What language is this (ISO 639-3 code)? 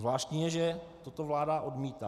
ces